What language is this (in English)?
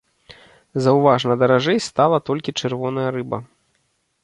Belarusian